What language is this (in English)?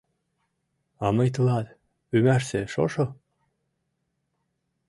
Mari